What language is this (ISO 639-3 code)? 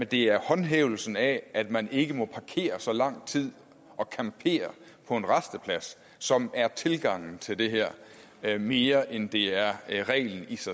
dan